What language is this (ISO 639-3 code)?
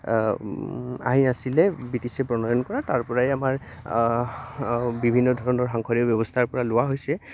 asm